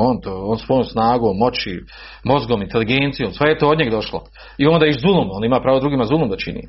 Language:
Croatian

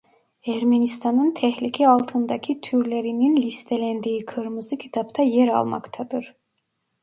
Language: Turkish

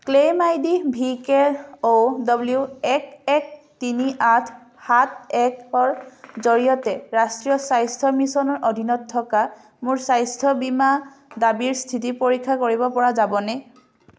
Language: Assamese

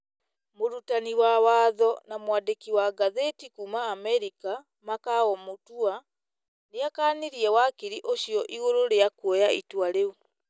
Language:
Kikuyu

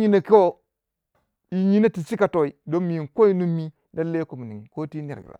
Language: Waja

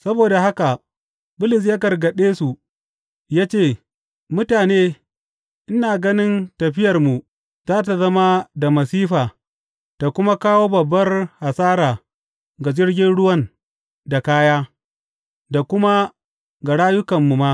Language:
Hausa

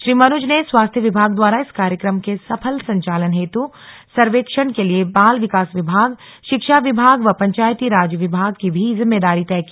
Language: Hindi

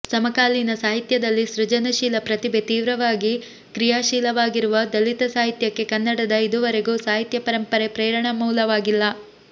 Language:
Kannada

